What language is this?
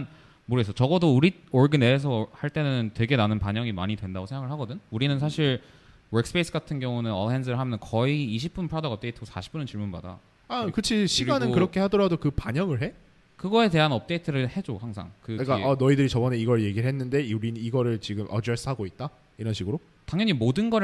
Korean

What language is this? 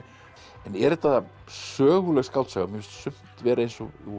Icelandic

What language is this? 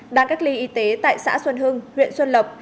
Vietnamese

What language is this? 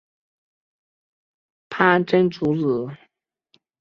Chinese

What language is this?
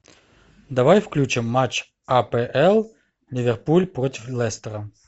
Russian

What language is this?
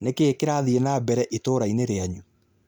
Kikuyu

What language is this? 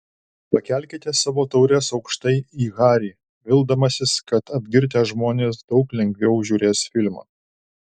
Lithuanian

